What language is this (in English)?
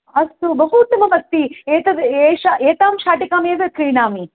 Sanskrit